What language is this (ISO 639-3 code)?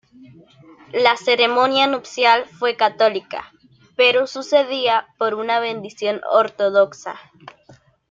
spa